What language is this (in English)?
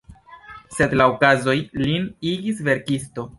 Esperanto